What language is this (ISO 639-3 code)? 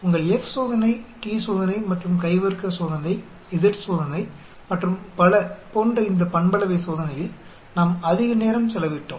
tam